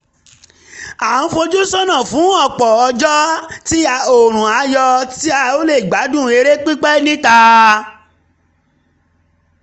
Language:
Yoruba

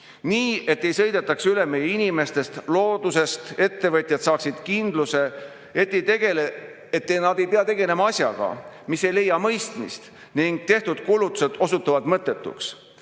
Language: Estonian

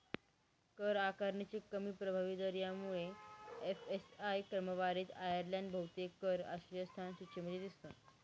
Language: Marathi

